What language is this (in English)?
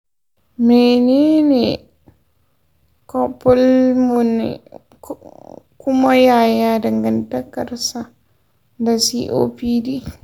Hausa